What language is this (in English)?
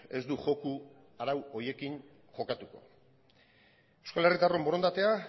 Basque